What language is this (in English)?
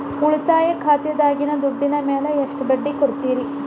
Kannada